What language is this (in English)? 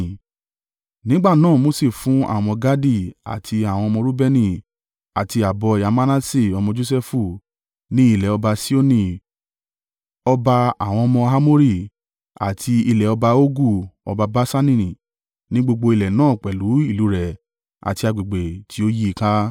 Yoruba